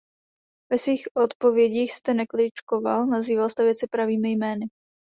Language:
Czech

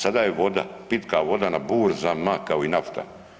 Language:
Croatian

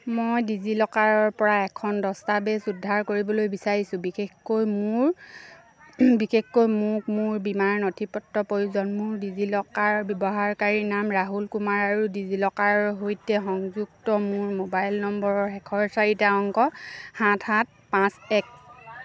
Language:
Assamese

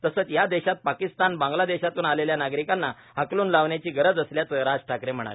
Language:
Marathi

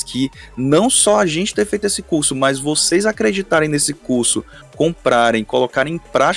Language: Portuguese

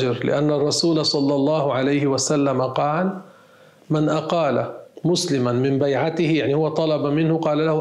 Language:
Arabic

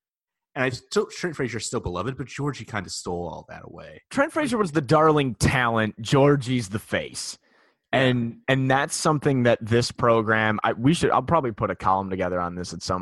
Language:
English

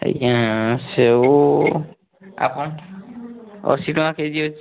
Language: Odia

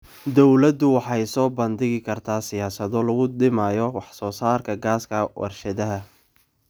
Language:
Somali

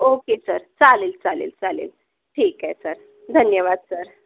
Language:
Marathi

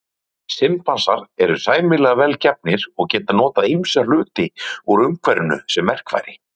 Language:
Icelandic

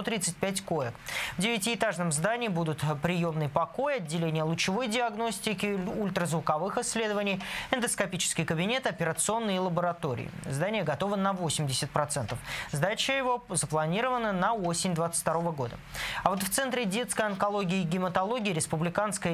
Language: Russian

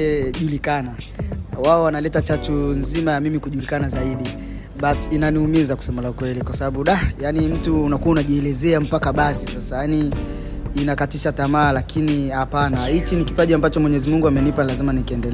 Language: Swahili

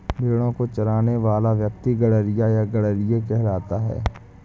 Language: Hindi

